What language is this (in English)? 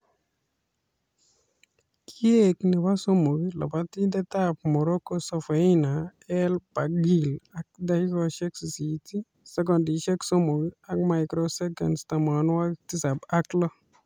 Kalenjin